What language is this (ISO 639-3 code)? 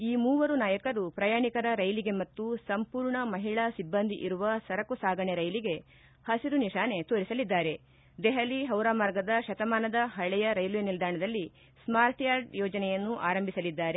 kan